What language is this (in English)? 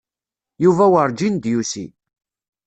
Kabyle